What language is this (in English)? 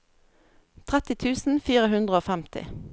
Norwegian